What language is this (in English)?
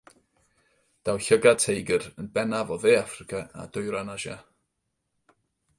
Welsh